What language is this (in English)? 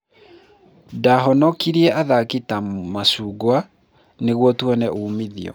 Kikuyu